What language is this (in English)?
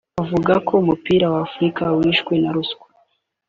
Kinyarwanda